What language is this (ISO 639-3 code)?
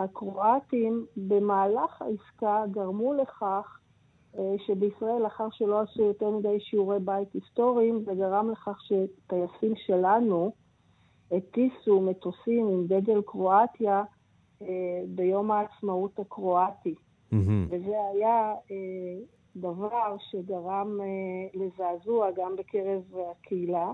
heb